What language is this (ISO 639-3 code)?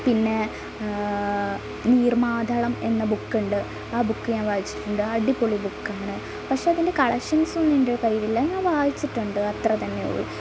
mal